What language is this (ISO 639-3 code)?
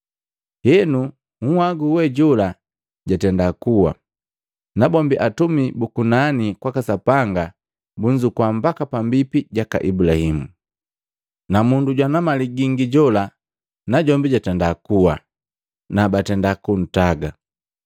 mgv